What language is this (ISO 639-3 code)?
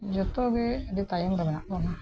sat